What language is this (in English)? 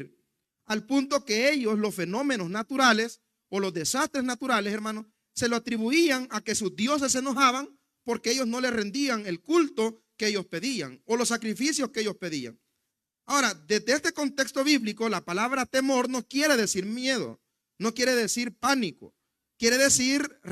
Spanish